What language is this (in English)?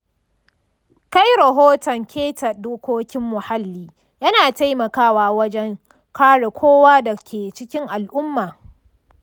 Hausa